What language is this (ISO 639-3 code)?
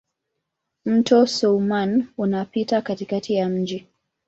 swa